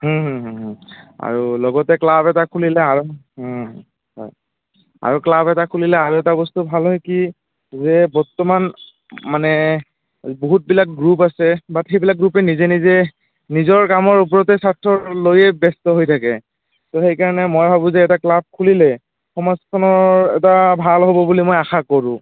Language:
Assamese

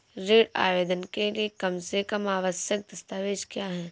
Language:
Hindi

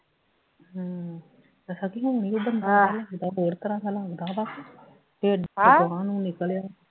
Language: Punjabi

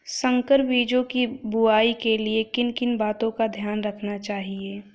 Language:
Hindi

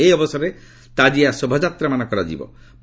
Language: Odia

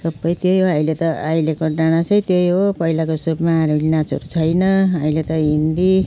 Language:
Nepali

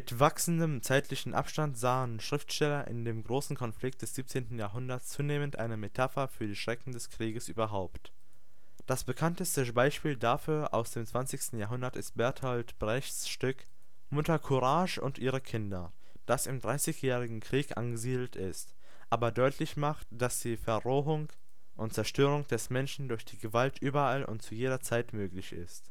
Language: German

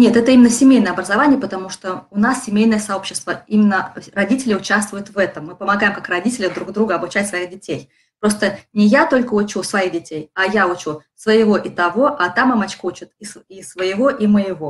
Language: Russian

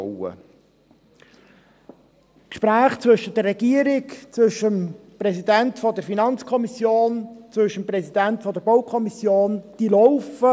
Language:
Swiss German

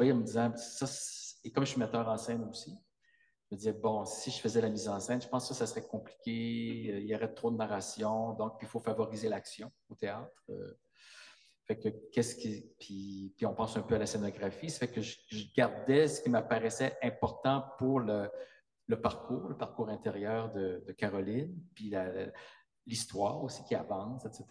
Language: French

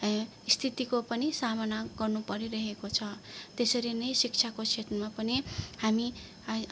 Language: Nepali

